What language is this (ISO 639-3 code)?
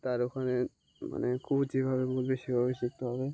ben